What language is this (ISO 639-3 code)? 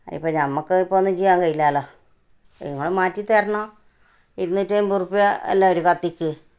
mal